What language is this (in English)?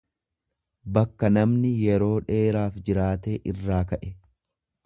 Oromo